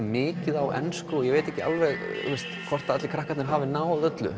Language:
Icelandic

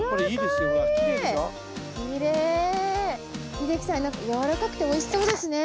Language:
Japanese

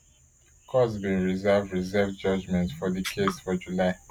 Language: Nigerian Pidgin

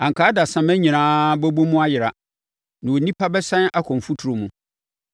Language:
Akan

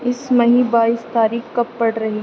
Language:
Urdu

